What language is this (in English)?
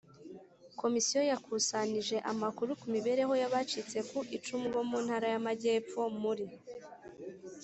Kinyarwanda